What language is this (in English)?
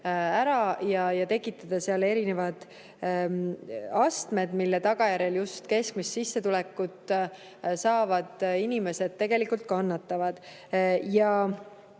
Estonian